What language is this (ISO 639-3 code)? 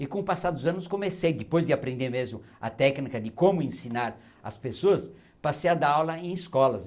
por